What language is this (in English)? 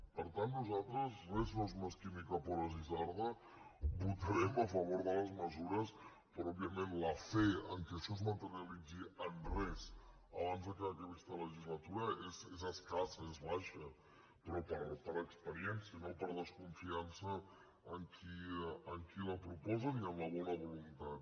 Catalan